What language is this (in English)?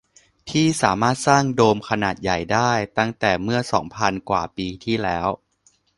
Thai